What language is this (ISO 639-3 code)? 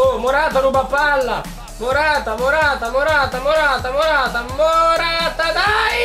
ita